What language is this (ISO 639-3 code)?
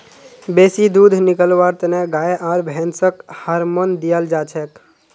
mag